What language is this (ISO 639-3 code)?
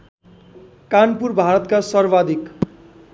nep